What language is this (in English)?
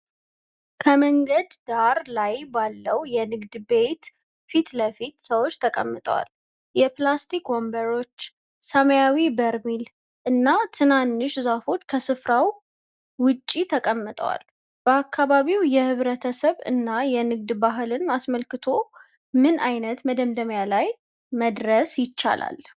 Amharic